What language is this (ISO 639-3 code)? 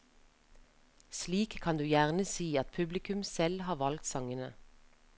nor